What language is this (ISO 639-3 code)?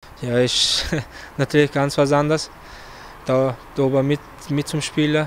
deu